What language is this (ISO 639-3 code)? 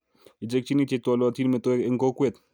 kln